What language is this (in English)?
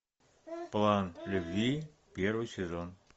Russian